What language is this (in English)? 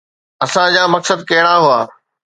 Sindhi